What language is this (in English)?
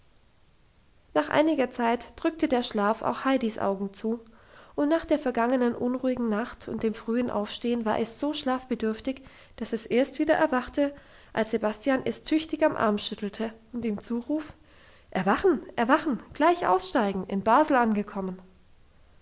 German